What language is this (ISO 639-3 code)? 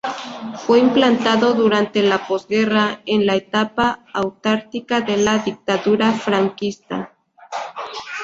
spa